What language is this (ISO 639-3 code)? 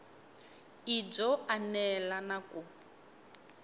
tso